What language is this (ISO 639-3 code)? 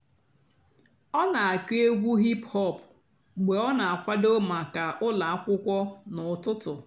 ibo